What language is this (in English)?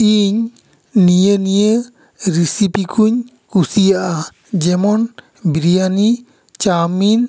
Santali